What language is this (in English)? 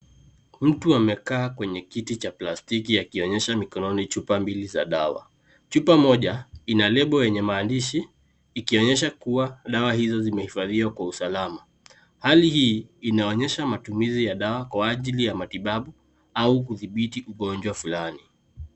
Swahili